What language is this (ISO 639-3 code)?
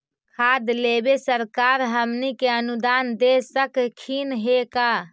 mag